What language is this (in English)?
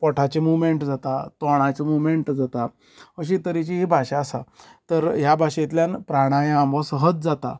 Konkani